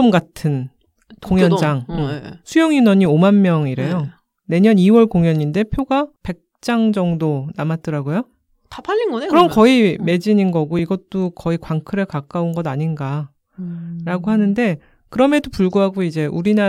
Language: Korean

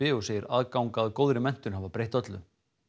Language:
Icelandic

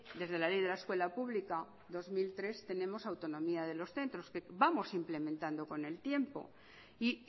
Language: Spanish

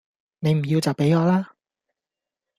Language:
Cantonese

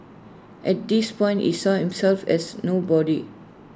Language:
English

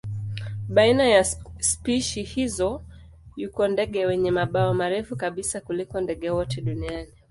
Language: Swahili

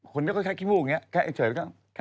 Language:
Thai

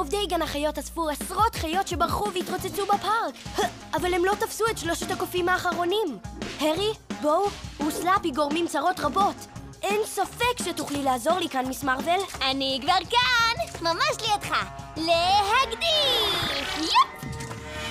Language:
Hebrew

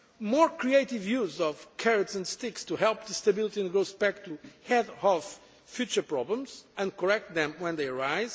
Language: English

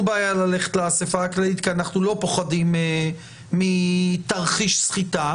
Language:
Hebrew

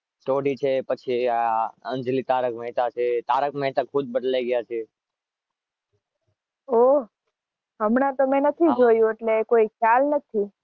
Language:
Gujarati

